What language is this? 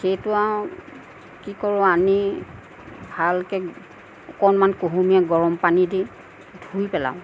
Assamese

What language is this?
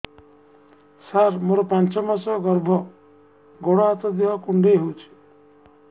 Odia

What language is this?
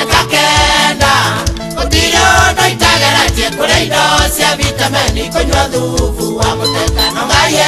Italian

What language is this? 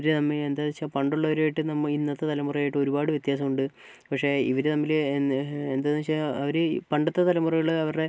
Malayalam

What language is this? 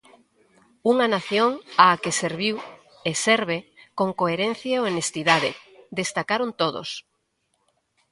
Galician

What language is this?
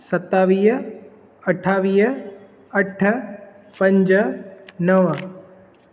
Sindhi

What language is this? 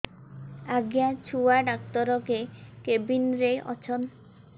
Odia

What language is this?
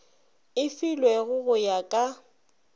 Northern Sotho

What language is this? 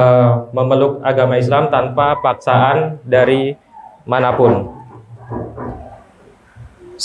Indonesian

